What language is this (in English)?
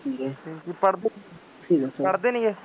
Punjabi